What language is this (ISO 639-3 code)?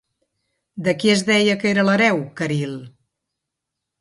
cat